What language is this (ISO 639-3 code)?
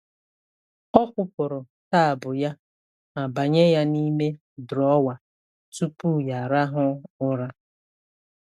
ibo